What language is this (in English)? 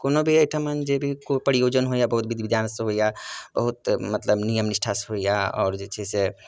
Maithili